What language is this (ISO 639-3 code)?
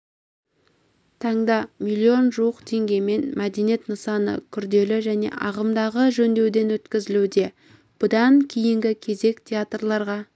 kaz